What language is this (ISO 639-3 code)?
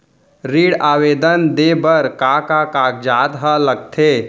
hne